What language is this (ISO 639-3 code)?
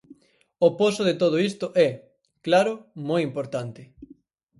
glg